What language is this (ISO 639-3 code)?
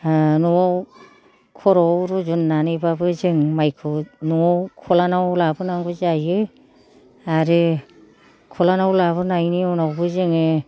brx